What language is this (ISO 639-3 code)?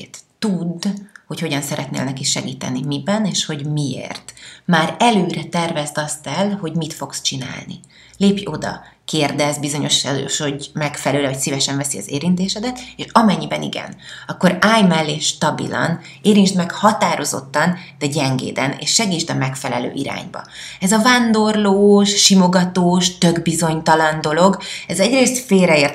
hun